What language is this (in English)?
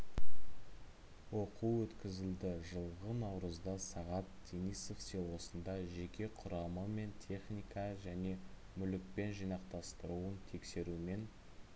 Kazakh